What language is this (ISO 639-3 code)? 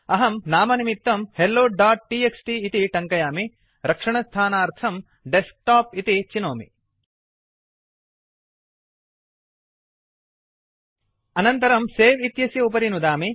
san